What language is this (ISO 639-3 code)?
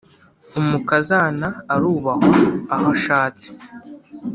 kin